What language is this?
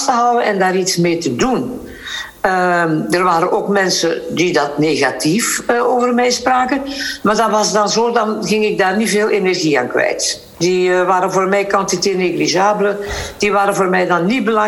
Dutch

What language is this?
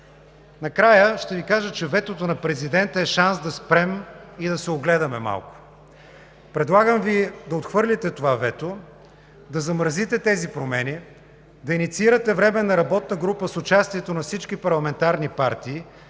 Bulgarian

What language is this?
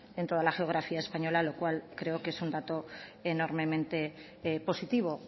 Spanish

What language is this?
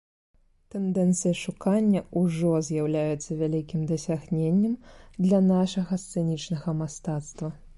Belarusian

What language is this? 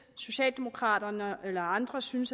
Danish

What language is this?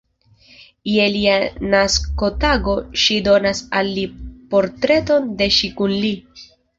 Esperanto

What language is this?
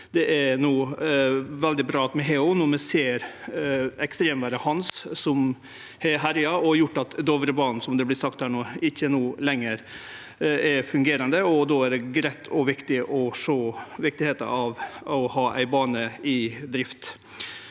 Norwegian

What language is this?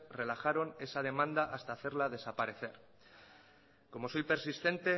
Spanish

